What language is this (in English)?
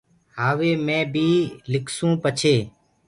Gurgula